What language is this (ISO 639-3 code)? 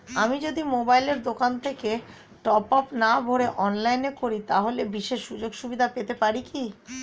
ben